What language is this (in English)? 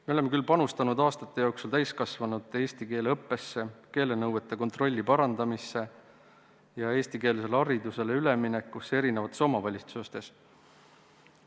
Estonian